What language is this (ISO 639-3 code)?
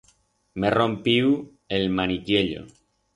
arg